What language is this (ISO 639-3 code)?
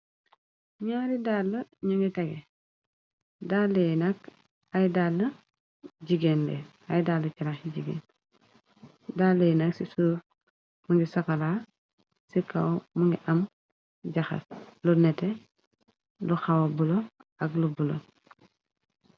wol